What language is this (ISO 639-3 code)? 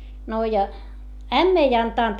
fin